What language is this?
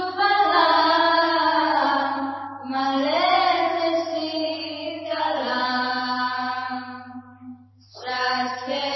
Gujarati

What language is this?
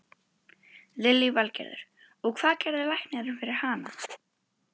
Icelandic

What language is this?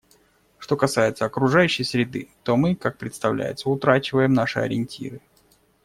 Russian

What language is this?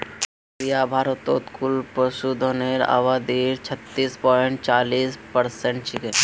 Magahi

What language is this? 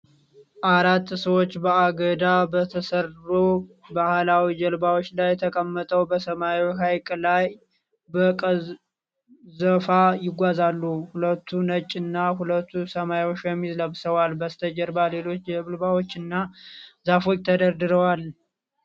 Amharic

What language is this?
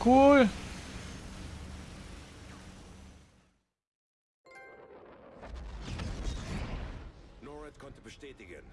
German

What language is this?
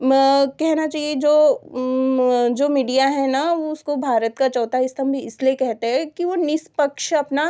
Hindi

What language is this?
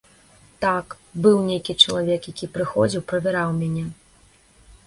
Belarusian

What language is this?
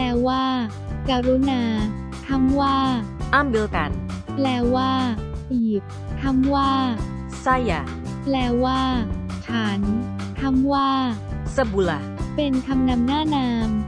Thai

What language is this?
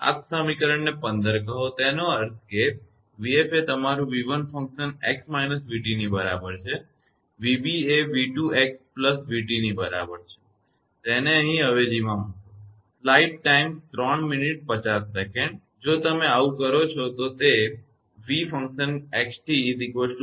Gujarati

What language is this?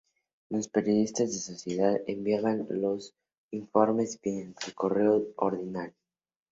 Spanish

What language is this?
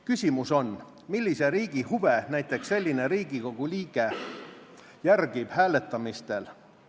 Estonian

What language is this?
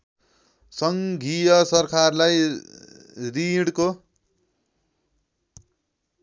Nepali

